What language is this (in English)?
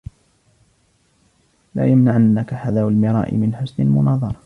Arabic